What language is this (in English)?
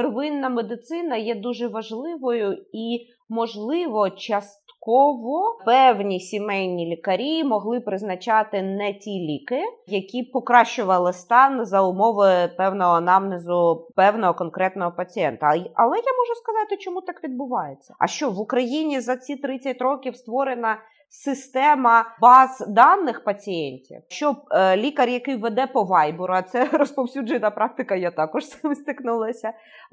Ukrainian